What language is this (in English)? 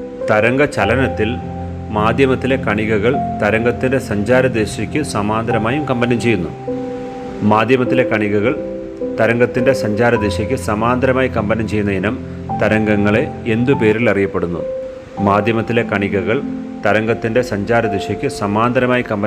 Malayalam